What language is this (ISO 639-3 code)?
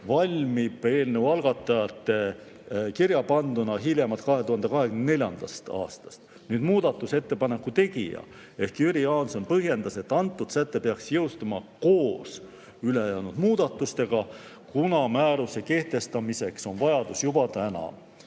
est